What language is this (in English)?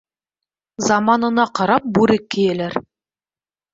Bashkir